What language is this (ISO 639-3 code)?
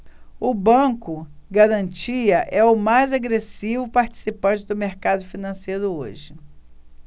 por